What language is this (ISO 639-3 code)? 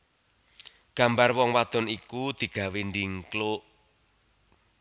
jav